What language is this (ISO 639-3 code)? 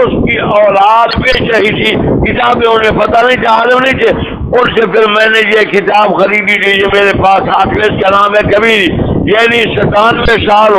ron